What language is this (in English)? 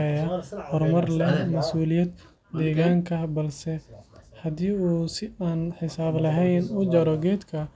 Somali